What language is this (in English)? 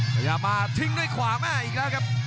Thai